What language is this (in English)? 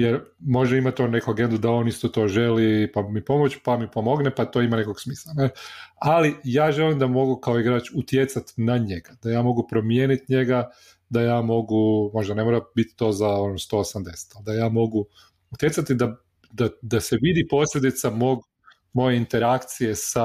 Croatian